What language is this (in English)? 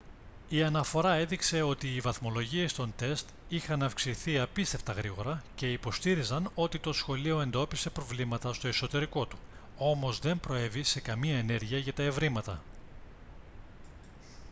Greek